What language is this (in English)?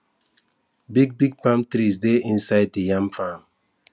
Nigerian Pidgin